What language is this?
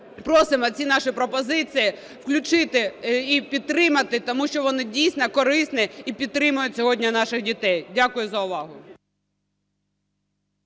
Ukrainian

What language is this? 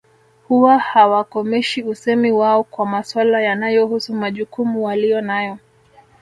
Swahili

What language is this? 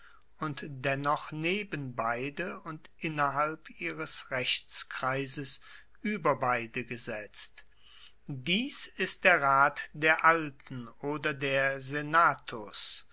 German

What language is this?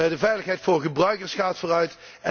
Dutch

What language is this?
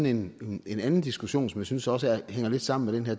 Danish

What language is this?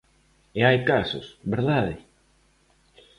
Galician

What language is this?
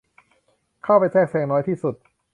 Thai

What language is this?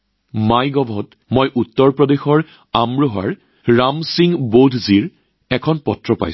Assamese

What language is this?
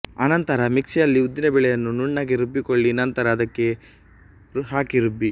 Kannada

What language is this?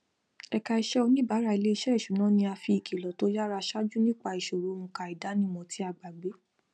Yoruba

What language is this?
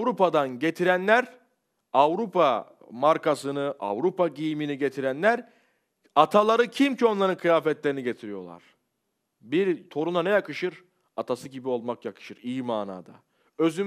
Turkish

